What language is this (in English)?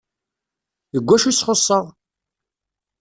Kabyle